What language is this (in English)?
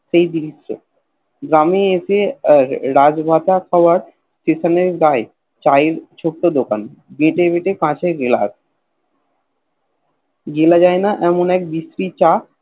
Bangla